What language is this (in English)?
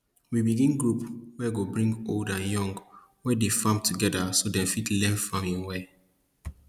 Nigerian Pidgin